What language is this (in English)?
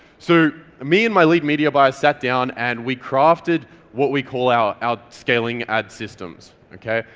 English